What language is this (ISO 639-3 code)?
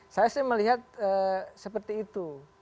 ind